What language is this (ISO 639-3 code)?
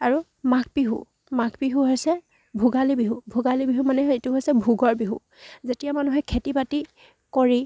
asm